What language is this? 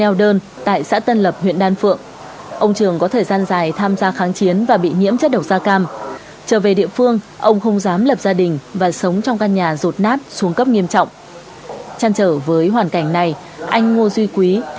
Vietnamese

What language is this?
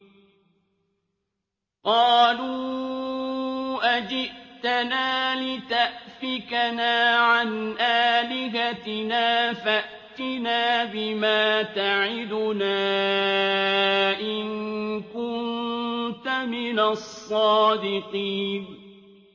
Arabic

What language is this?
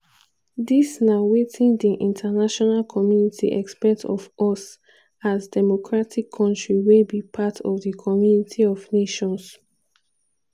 Nigerian Pidgin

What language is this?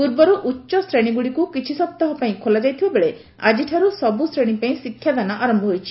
Odia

